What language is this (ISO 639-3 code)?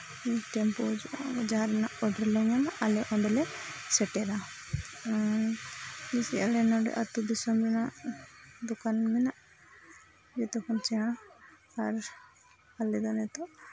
sat